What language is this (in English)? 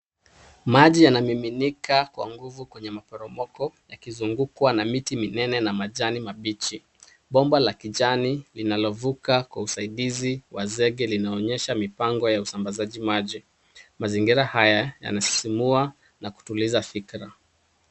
Swahili